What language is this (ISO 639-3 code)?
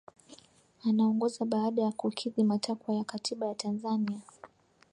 swa